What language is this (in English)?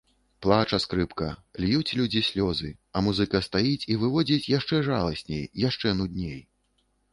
Belarusian